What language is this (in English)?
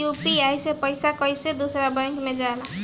Bhojpuri